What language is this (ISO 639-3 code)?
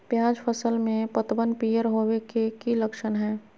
mag